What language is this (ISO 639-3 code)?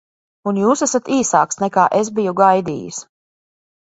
lav